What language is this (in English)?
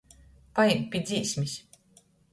Latgalian